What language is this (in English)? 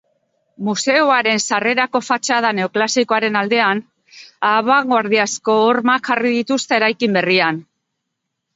Basque